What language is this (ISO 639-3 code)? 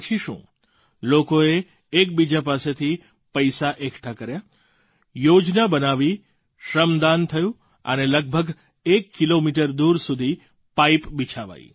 guj